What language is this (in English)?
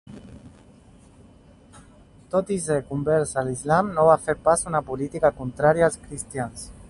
Catalan